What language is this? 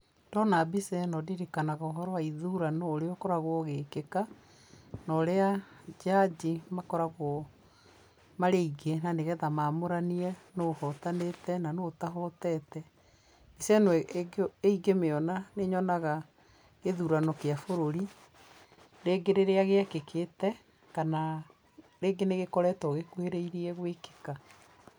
Kikuyu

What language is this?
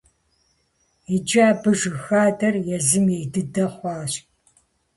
Kabardian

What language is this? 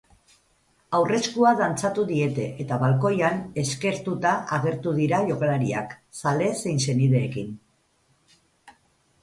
Basque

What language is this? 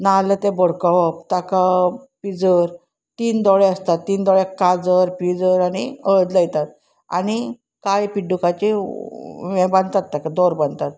Konkani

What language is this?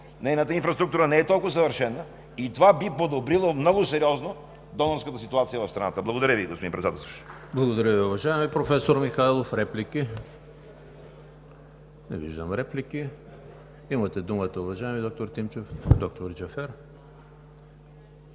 Bulgarian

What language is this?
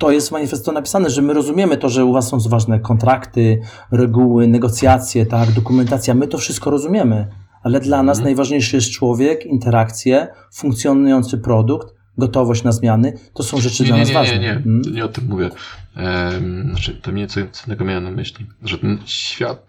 Polish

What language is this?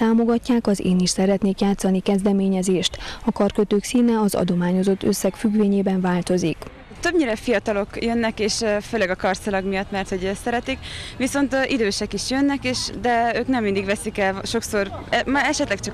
Hungarian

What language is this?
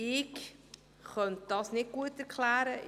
Swiss German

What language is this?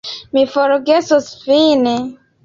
Esperanto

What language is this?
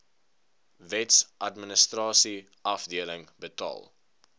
Afrikaans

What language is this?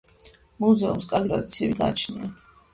Georgian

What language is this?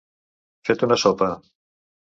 Catalan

